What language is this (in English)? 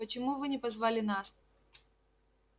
Russian